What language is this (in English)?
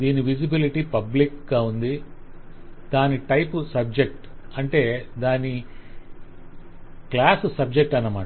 Telugu